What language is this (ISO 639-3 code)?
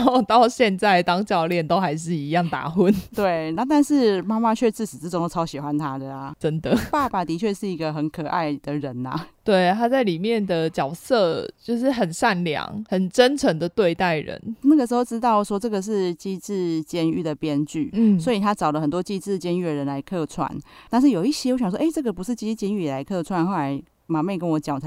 zho